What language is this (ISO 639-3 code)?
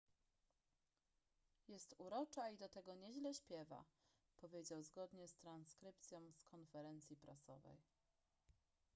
pol